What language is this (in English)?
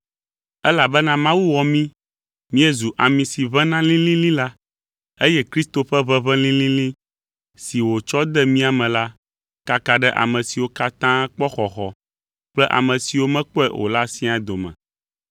Ewe